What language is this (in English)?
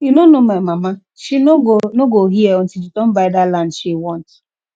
Nigerian Pidgin